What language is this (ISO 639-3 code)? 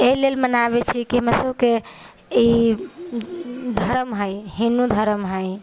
mai